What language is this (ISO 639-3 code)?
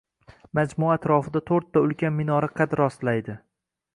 uzb